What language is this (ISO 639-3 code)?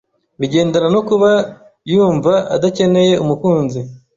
kin